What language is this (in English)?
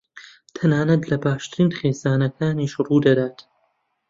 Central Kurdish